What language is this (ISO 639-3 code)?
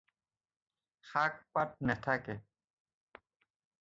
asm